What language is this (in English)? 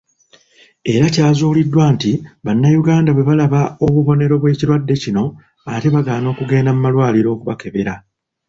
Ganda